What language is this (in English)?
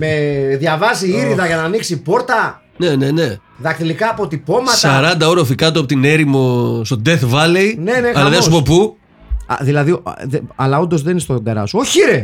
Greek